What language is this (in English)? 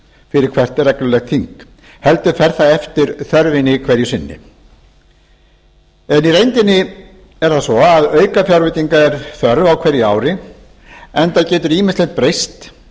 Icelandic